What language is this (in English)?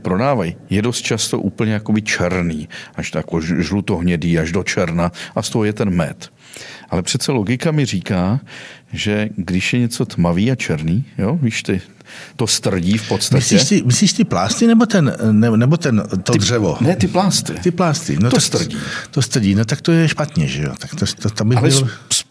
Czech